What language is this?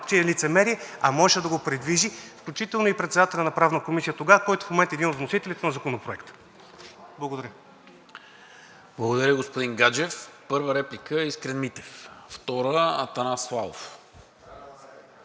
Bulgarian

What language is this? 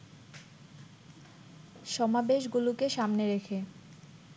Bangla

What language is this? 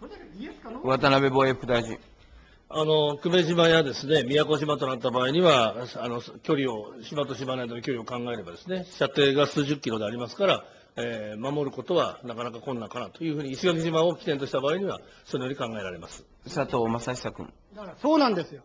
Japanese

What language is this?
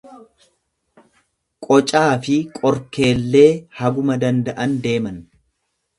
Oromo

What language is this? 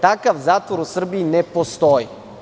Serbian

